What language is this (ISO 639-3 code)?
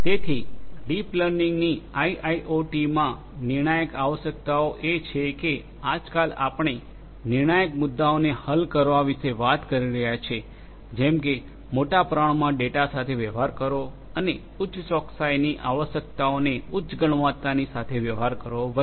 guj